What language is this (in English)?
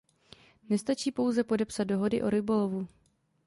Czech